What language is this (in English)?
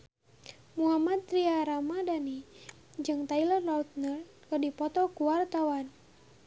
Sundanese